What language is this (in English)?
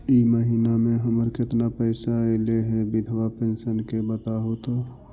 Magahi